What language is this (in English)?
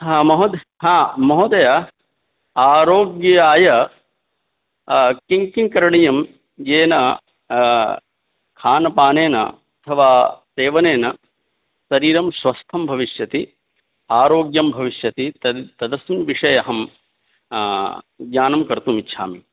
Sanskrit